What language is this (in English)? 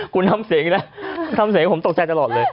Thai